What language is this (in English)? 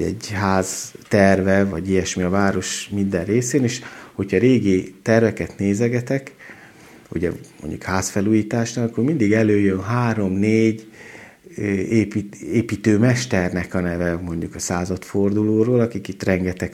Hungarian